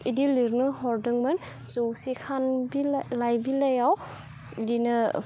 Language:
Bodo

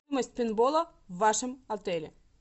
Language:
Russian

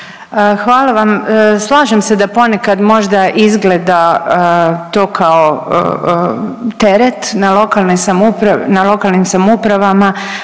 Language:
Croatian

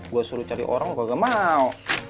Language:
Indonesian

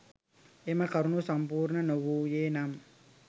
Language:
Sinhala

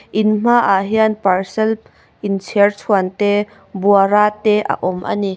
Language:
Mizo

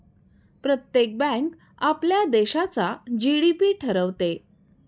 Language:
Marathi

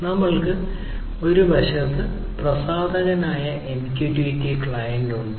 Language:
Malayalam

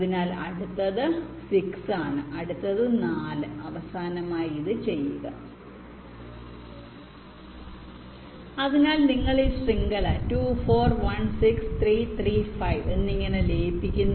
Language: Malayalam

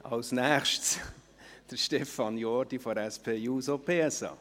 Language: Swiss German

